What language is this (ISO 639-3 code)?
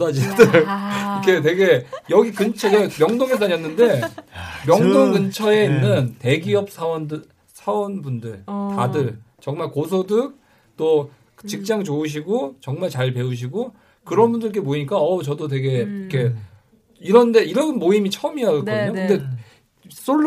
kor